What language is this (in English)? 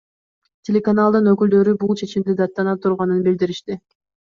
Kyrgyz